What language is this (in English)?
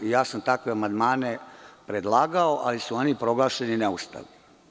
Serbian